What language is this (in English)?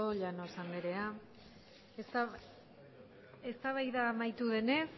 Basque